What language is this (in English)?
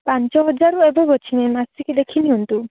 Odia